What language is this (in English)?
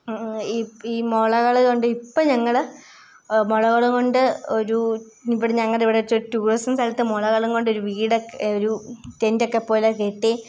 Malayalam